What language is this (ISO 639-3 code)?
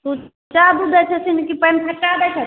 mai